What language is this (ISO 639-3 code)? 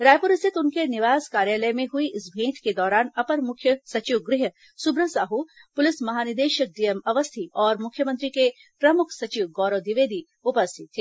hin